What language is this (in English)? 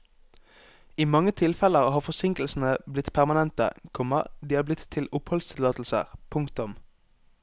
Norwegian